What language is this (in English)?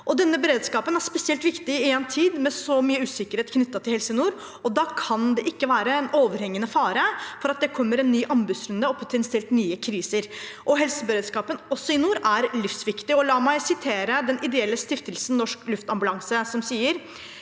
Norwegian